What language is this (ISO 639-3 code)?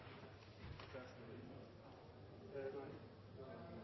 nno